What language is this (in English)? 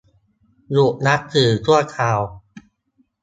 Thai